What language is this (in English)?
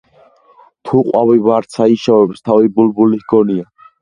Georgian